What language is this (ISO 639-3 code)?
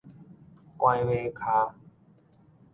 nan